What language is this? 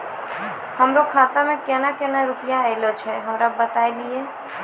Maithili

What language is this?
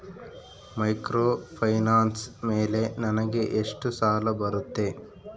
Kannada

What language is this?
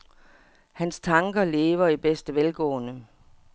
Danish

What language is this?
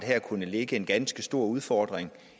Danish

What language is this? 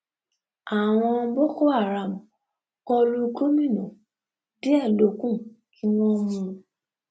Yoruba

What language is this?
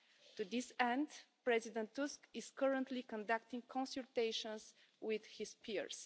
English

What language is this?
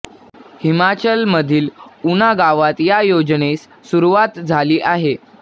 Marathi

